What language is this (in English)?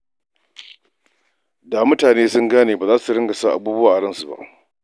Hausa